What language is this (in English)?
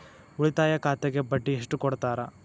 Kannada